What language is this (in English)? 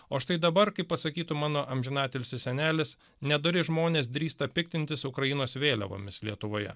Lithuanian